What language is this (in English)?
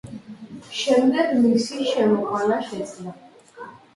Georgian